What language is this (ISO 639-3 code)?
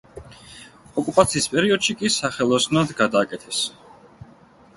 kat